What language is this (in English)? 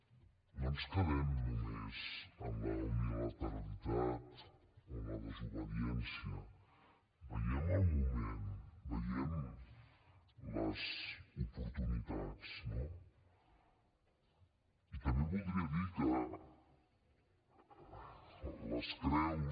Catalan